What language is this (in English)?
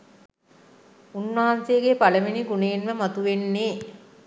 Sinhala